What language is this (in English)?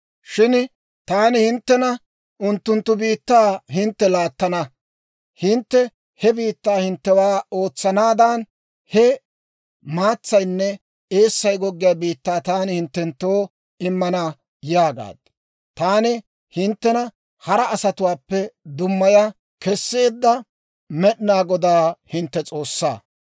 Dawro